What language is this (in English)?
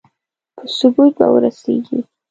Pashto